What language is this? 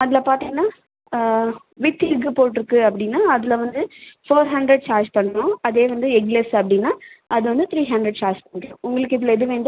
Tamil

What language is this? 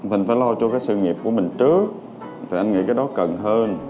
Vietnamese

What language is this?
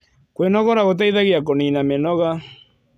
Kikuyu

